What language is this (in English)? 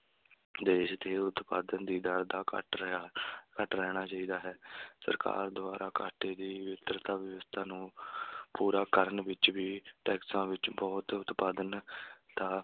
Punjabi